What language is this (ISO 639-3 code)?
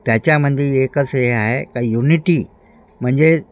mar